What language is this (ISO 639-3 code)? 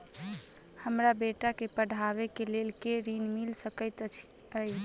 mai